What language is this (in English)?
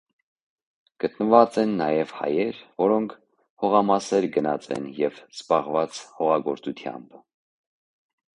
Armenian